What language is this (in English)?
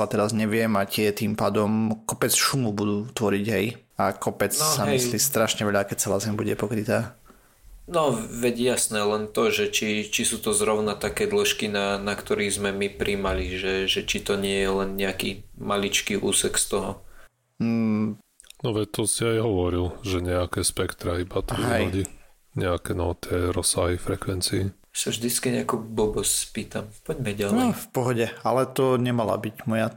Slovak